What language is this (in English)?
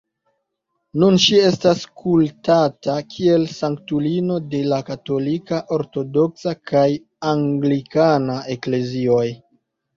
Esperanto